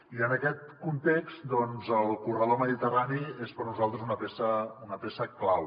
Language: Catalan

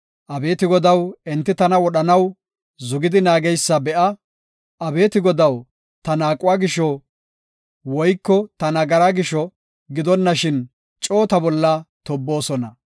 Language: Gofa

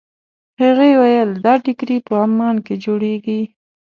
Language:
Pashto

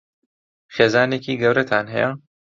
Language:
Central Kurdish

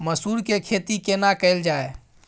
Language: Maithili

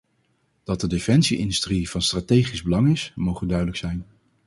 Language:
Dutch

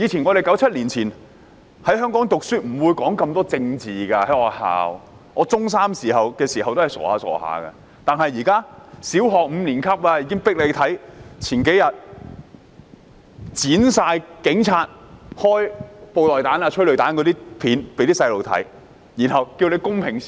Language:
Cantonese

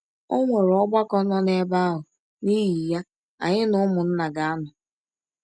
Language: Igbo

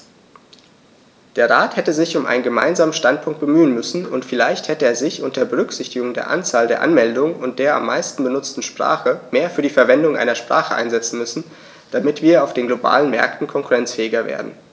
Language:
German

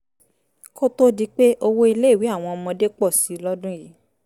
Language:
Yoruba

